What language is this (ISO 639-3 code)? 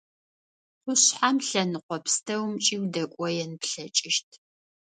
ady